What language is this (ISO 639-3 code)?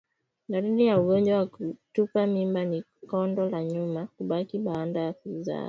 swa